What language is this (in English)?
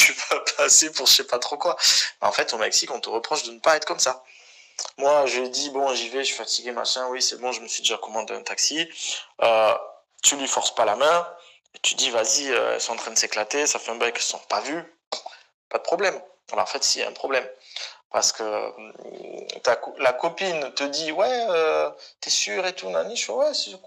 French